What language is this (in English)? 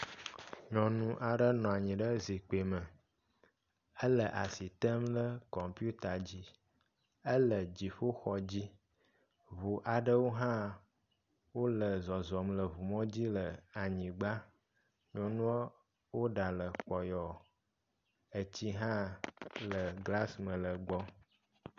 Ewe